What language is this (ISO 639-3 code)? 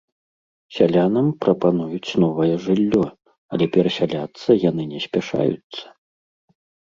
bel